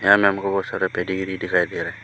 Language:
Hindi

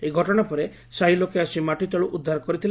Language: Odia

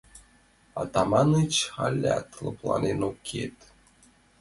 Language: Mari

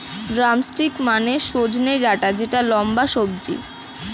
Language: Bangla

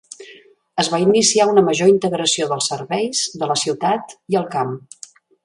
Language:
Catalan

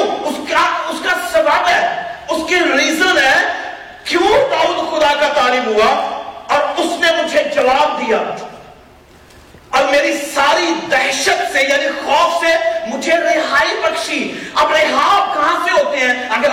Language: Urdu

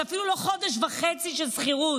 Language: Hebrew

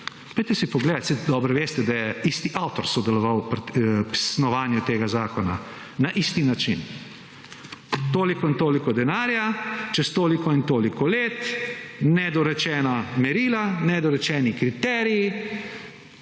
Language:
Slovenian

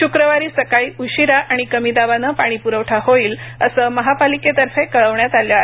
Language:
Marathi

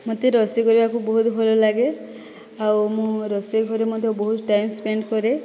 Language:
Odia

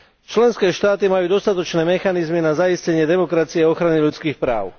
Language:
Slovak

